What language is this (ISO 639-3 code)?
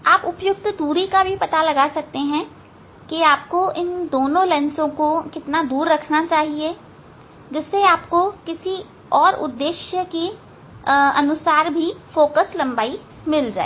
hin